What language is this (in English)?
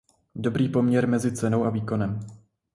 Czech